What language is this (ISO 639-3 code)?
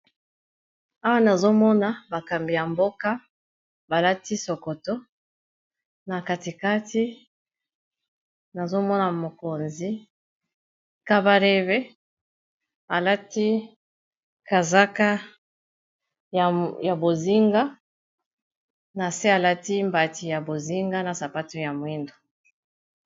lin